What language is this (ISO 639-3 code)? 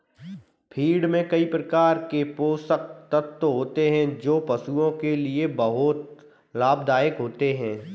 hin